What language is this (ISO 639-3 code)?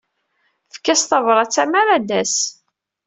kab